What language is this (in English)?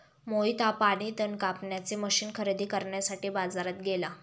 Marathi